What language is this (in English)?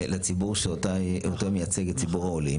Hebrew